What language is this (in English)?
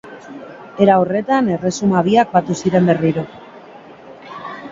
Basque